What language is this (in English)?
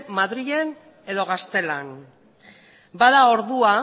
Basque